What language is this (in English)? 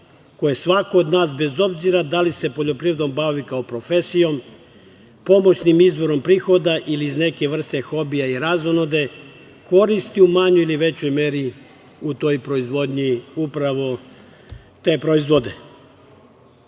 Serbian